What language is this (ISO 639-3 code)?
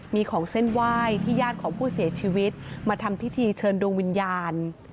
tha